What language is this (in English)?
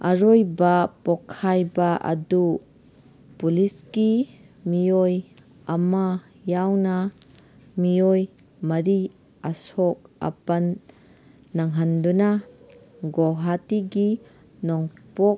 Manipuri